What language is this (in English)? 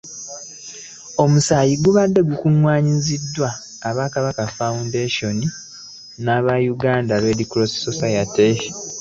Ganda